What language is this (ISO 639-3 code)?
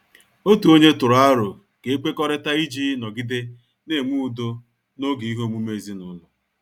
ibo